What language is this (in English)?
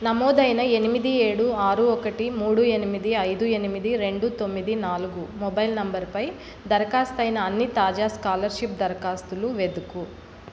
Telugu